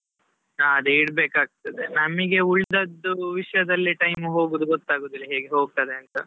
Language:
Kannada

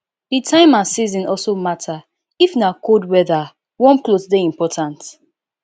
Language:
Nigerian Pidgin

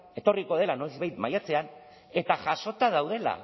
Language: Basque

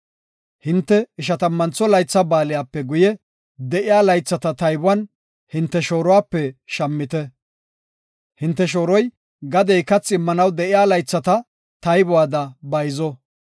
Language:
Gofa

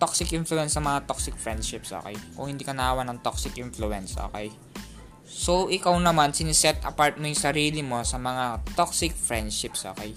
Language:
Filipino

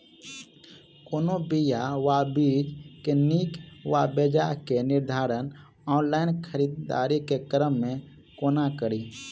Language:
Maithili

